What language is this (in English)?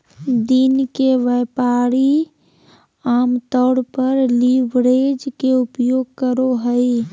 Magahi